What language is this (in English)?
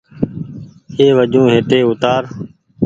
Goaria